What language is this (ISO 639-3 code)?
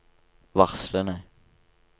nor